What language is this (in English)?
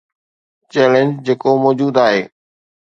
Sindhi